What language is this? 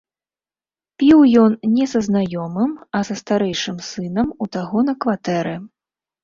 Belarusian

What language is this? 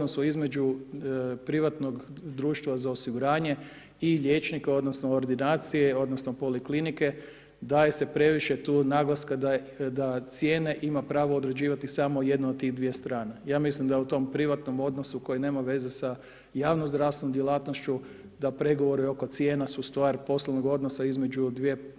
Croatian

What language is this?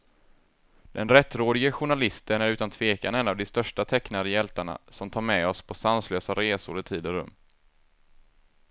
Swedish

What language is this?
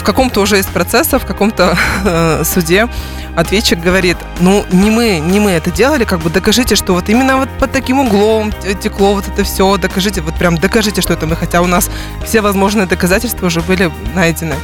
Russian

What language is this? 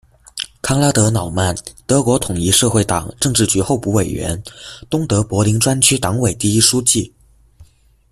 Chinese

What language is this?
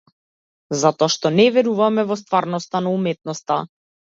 Macedonian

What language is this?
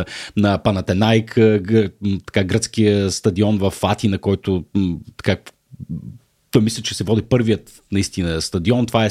Bulgarian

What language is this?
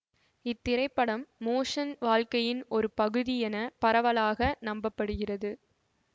Tamil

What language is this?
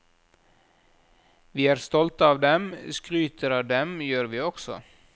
Norwegian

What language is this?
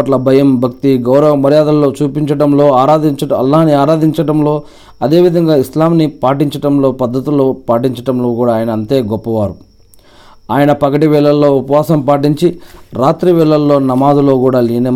Telugu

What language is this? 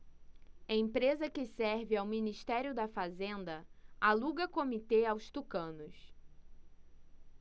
Portuguese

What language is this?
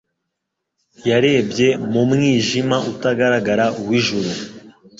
Kinyarwanda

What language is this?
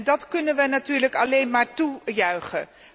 Dutch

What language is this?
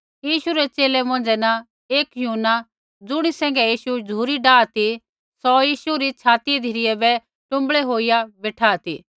Kullu Pahari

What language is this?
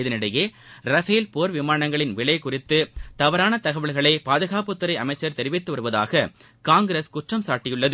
Tamil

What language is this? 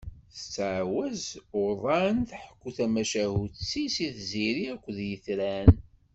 Kabyle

